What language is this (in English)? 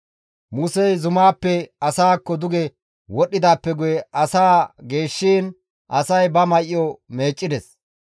Gamo